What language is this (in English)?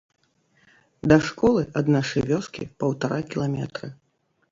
Belarusian